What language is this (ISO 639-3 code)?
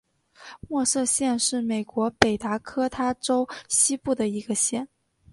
zho